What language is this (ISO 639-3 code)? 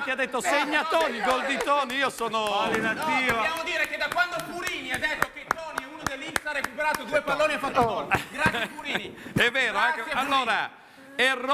ita